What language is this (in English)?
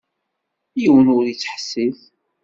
Kabyle